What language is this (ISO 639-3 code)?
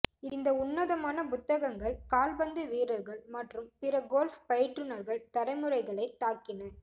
tam